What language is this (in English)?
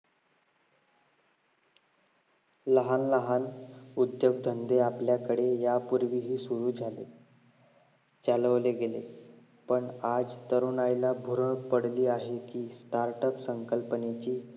Marathi